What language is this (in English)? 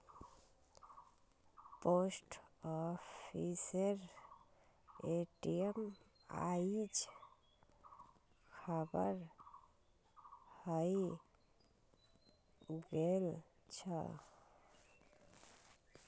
Magahi